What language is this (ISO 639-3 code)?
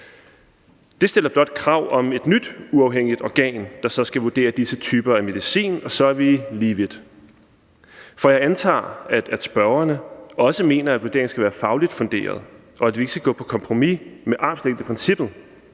dan